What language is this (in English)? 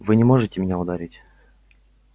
Russian